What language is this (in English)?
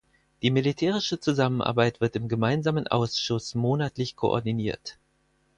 German